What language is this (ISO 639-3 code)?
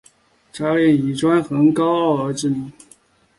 zho